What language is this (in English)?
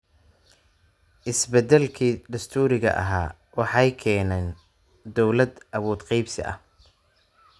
Somali